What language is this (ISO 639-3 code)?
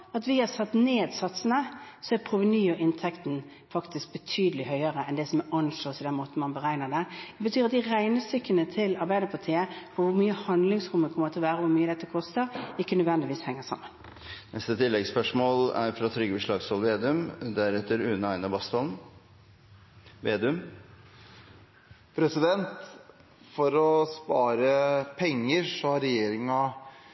nor